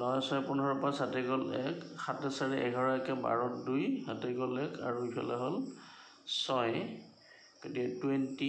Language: Hindi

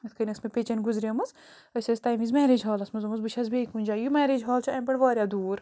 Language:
Kashmiri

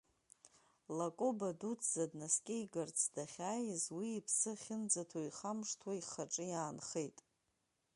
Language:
Abkhazian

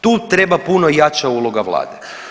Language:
Croatian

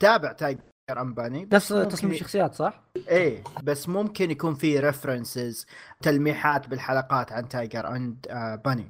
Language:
Arabic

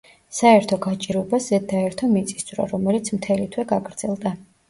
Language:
Georgian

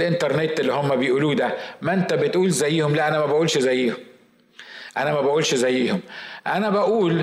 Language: Arabic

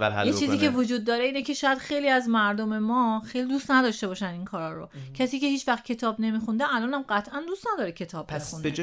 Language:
Persian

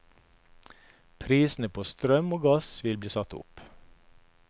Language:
Norwegian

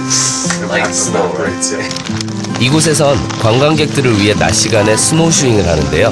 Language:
Korean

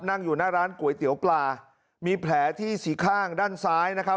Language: Thai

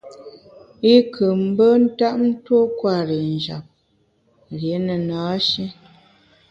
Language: Bamun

